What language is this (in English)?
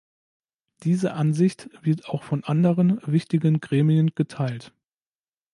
German